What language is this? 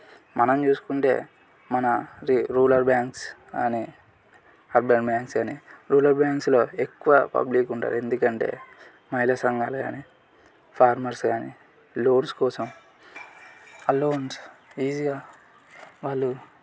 Telugu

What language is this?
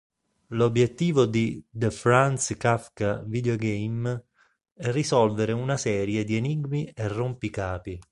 Italian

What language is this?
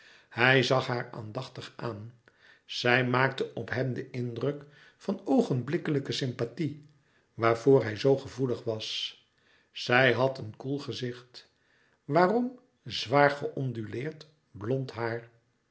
Dutch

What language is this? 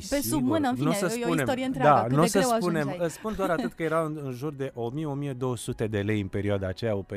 Romanian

